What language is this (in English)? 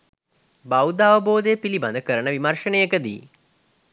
Sinhala